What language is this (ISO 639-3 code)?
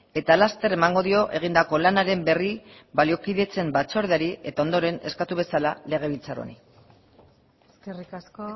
eus